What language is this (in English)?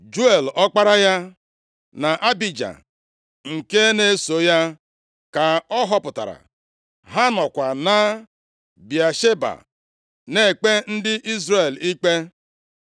Igbo